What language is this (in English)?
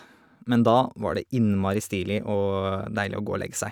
Norwegian